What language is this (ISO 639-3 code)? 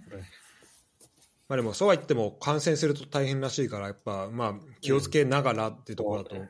jpn